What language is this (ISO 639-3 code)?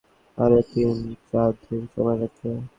ben